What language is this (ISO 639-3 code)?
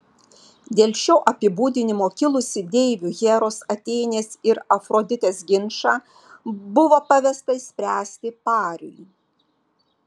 lit